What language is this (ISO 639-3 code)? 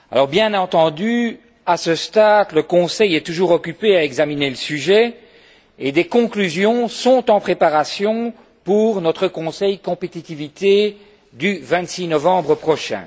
fra